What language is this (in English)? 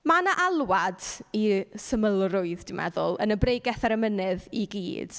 Welsh